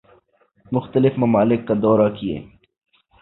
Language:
Urdu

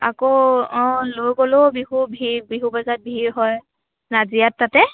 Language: Assamese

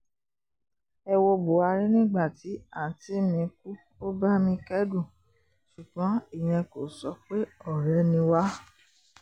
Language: Yoruba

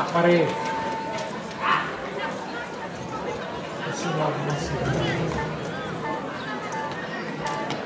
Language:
Portuguese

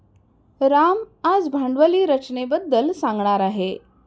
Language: Marathi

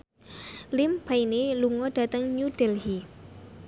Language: Javanese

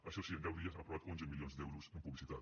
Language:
Catalan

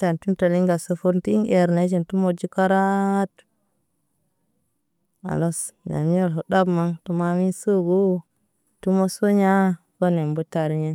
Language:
Naba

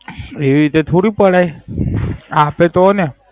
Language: Gujarati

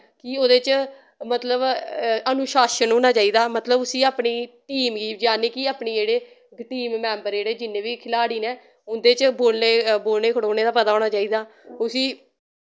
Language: Dogri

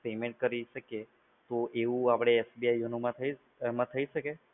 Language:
Gujarati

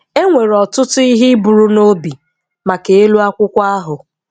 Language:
Igbo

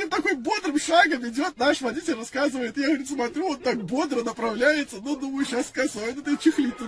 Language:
Russian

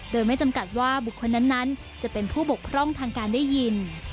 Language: Thai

